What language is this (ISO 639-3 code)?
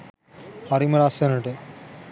sin